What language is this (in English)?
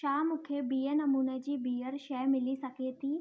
Sindhi